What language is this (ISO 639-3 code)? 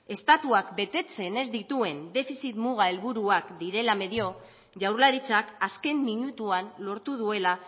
eus